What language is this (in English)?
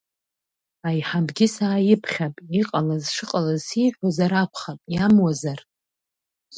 Abkhazian